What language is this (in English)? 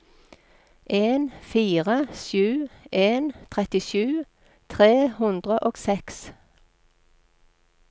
Norwegian